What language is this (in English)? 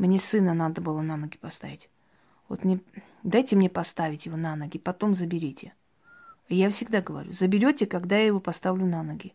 Russian